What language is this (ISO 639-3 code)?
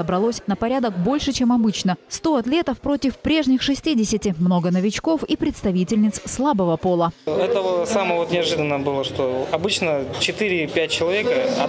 rus